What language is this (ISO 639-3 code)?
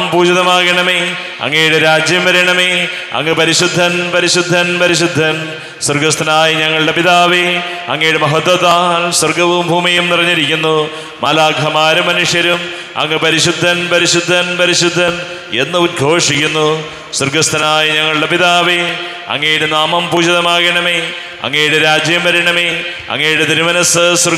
mal